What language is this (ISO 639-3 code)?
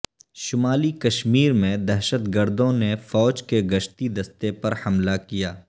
urd